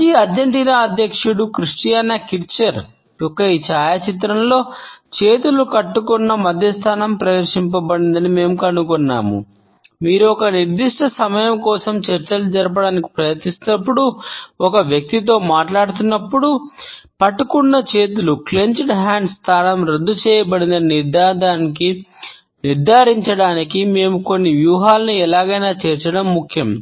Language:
Telugu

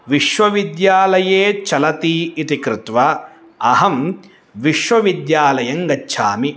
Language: Sanskrit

